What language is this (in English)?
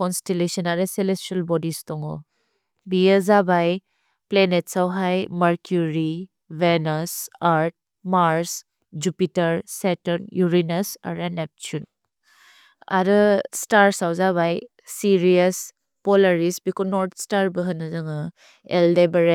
Bodo